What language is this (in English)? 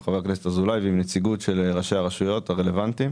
Hebrew